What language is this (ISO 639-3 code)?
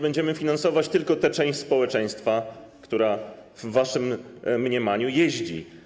pol